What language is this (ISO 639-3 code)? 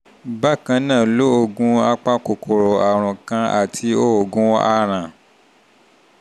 yor